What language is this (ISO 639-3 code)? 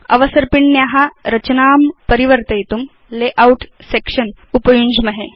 san